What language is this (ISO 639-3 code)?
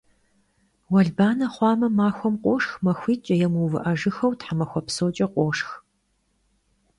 kbd